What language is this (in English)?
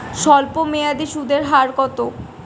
Bangla